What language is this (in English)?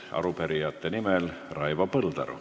Estonian